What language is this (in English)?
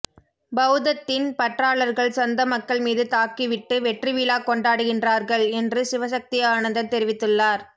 Tamil